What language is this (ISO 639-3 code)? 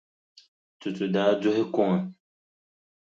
dag